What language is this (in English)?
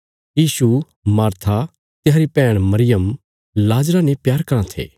Bilaspuri